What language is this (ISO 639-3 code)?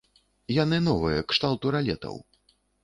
bel